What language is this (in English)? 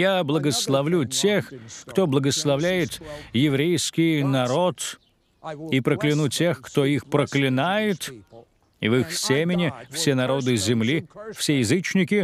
Russian